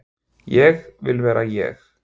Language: Icelandic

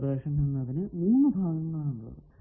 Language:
Malayalam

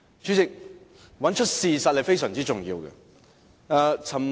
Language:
Cantonese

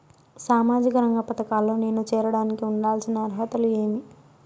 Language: Telugu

